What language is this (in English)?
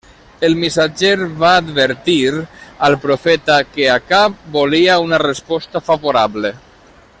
Catalan